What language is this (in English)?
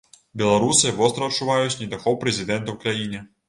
Belarusian